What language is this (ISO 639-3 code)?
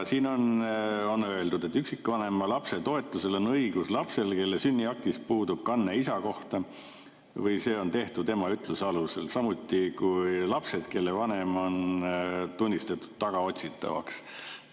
est